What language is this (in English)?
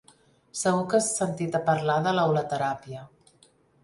Catalan